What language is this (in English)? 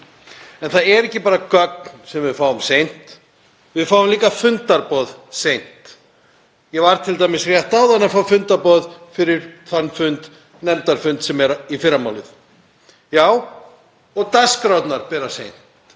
Icelandic